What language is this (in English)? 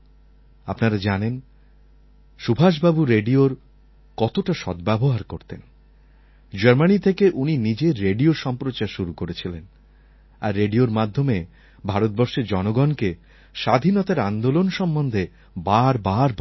Bangla